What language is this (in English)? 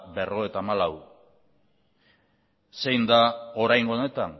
Basque